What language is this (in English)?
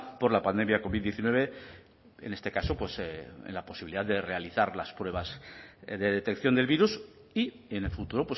Spanish